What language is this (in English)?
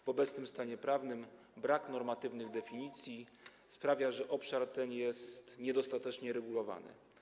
Polish